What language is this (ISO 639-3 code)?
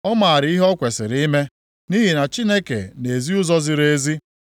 ibo